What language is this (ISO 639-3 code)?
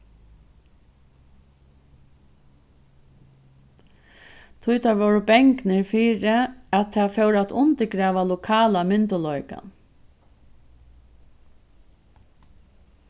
fao